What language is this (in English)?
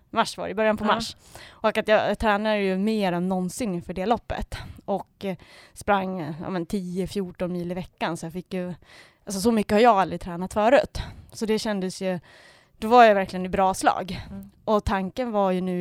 Swedish